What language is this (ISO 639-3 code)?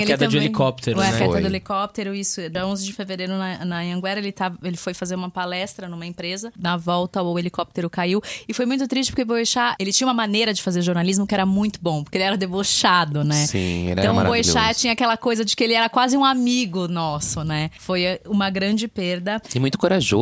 por